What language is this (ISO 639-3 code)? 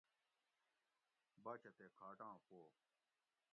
gwc